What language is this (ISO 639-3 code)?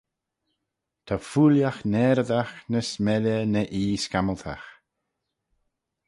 glv